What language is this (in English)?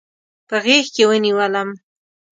Pashto